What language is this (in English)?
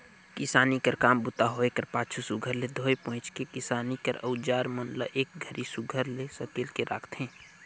Chhattisgarhi